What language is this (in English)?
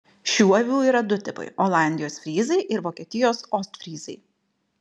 Lithuanian